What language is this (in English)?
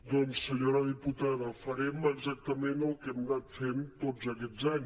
Catalan